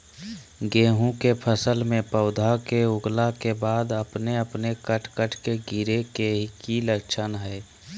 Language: Magahi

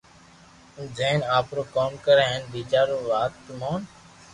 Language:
Loarki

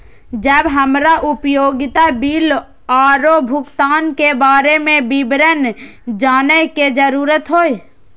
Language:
Maithili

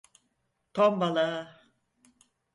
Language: Turkish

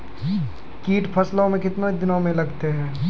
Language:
Maithili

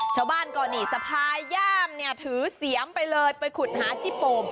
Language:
Thai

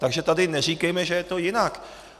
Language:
Czech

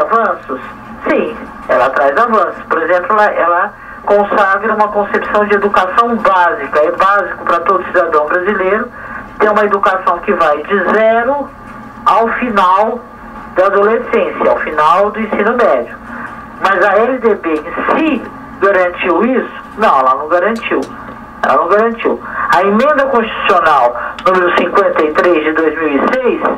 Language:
Portuguese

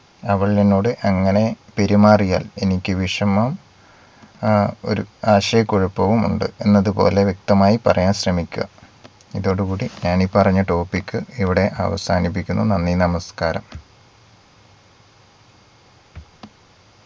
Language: Malayalam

